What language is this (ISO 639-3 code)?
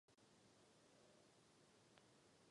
ces